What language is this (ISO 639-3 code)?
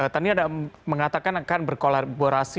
ind